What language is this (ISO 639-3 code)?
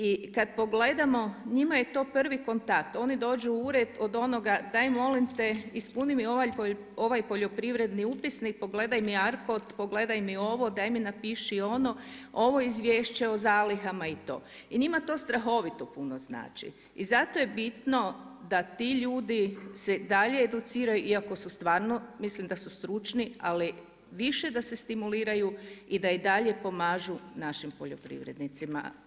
hrv